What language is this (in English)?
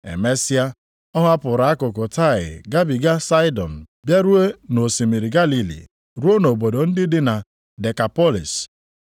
Igbo